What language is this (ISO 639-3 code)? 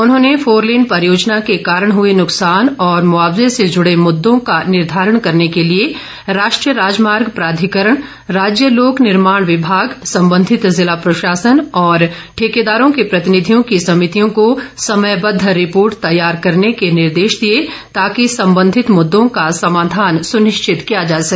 hin